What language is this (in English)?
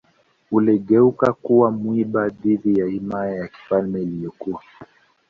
Swahili